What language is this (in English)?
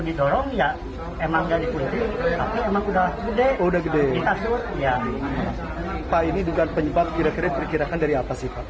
Indonesian